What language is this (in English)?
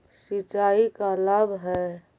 Magahi